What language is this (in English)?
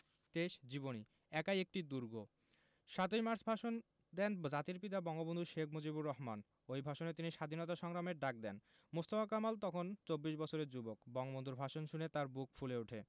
Bangla